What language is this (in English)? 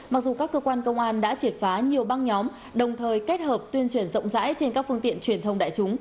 Vietnamese